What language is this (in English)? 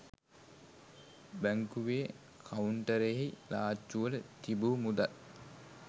Sinhala